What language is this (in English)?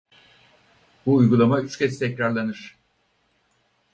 Turkish